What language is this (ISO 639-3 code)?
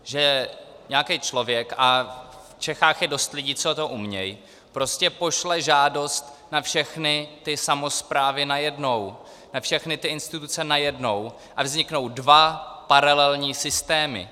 ces